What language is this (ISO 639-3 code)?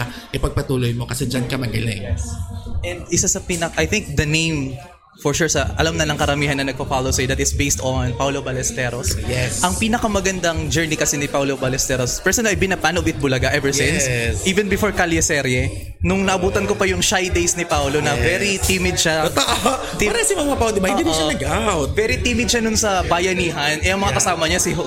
fil